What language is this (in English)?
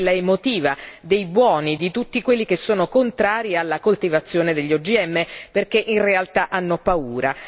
Italian